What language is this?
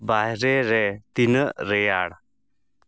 Santali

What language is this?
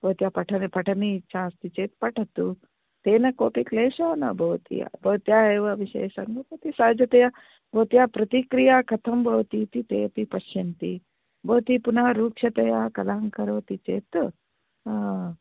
Sanskrit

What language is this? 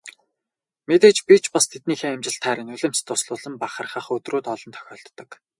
Mongolian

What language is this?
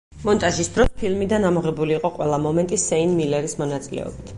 Georgian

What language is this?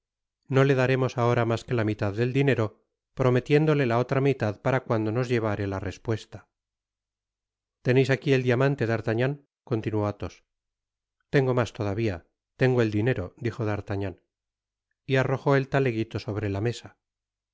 Spanish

